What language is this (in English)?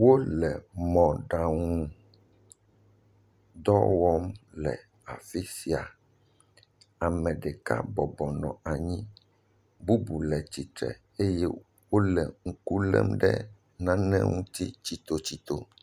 Ewe